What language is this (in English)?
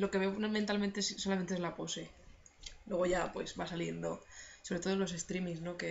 Spanish